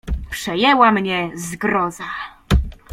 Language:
Polish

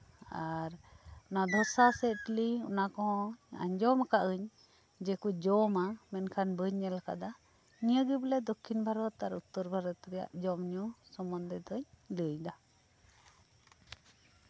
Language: Santali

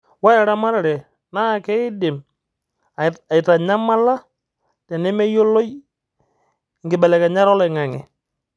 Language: Masai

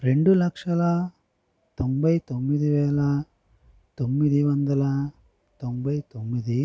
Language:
Telugu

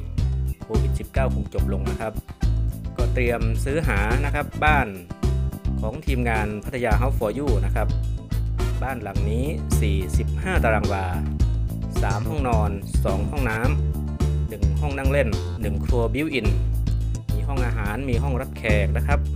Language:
Thai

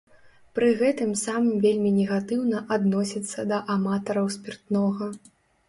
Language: Belarusian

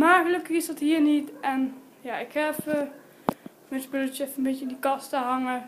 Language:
Dutch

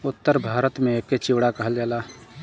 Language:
Bhojpuri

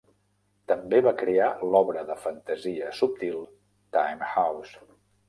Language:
Catalan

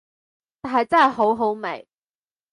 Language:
Cantonese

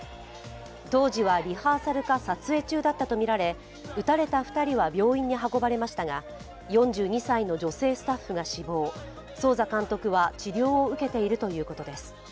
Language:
Japanese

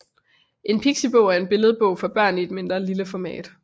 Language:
Danish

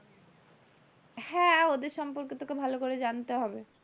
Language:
Bangla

